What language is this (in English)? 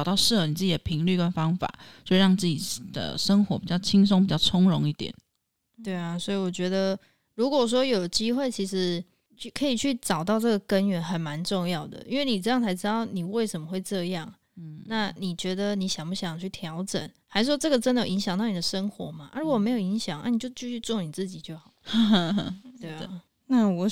Chinese